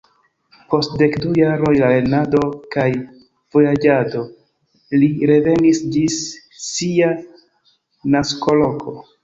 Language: Esperanto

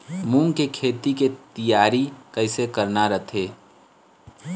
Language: Chhattisgarhi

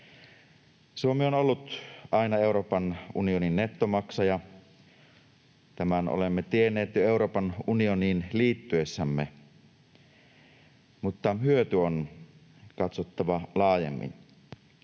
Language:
Finnish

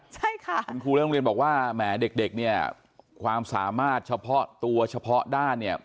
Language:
Thai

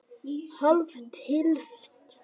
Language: Icelandic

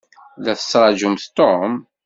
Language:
Kabyle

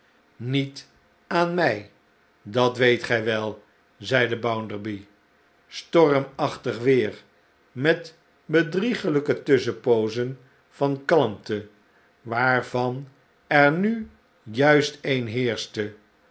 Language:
Dutch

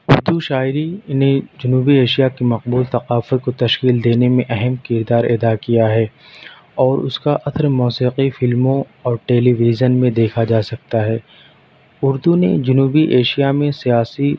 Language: Urdu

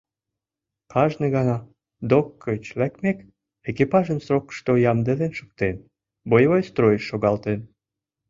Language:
Mari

